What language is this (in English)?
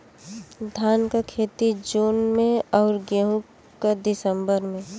Bhojpuri